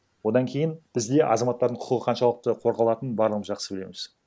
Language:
Kazakh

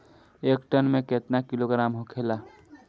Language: Bhojpuri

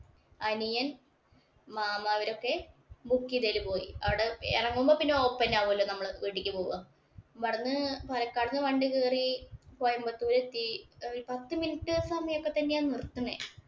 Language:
Malayalam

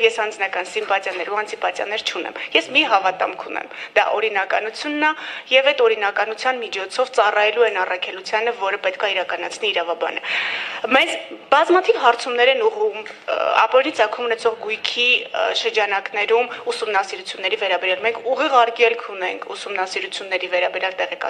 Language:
Romanian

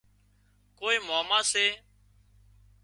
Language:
Wadiyara Koli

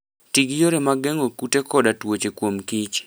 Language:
Luo (Kenya and Tanzania)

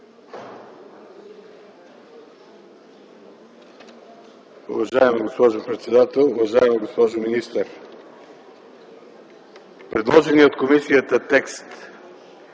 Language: Bulgarian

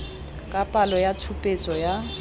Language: Tswana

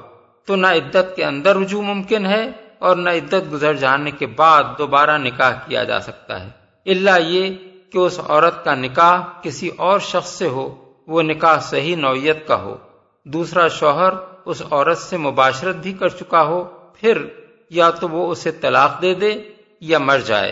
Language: Urdu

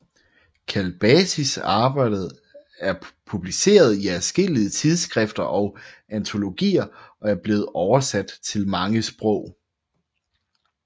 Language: Danish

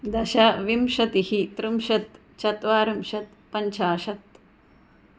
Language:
Sanskrit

